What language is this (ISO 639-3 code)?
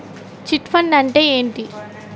tel